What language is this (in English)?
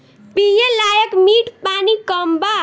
Bhojpuri